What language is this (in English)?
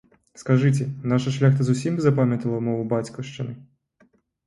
Belarusian